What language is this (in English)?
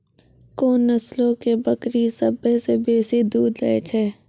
Maithili